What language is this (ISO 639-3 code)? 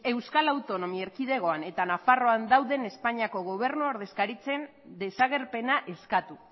eus